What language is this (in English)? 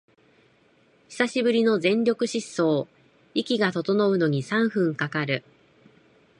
Japanese